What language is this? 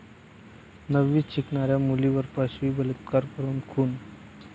Marathi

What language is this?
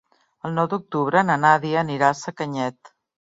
Catalan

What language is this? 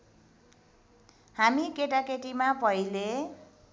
Nepali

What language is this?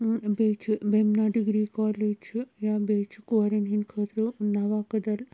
Kashmiri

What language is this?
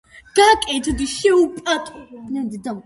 Georgian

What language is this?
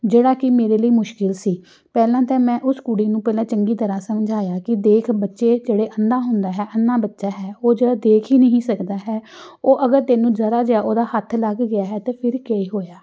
Punjabi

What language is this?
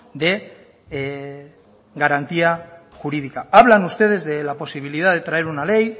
Spanish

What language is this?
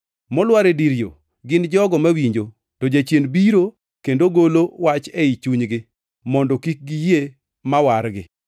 Luo (Kenya and Tanzania)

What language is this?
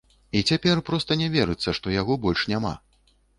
Belarusian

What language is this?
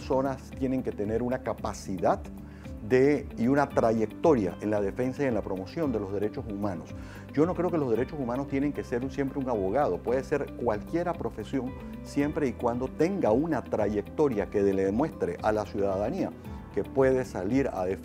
Spanish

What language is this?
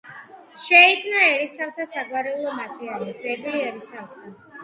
Georgian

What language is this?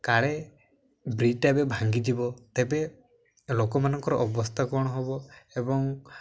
Odia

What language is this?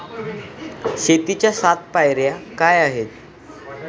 Marathi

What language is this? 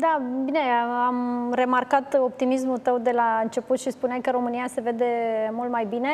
Romanian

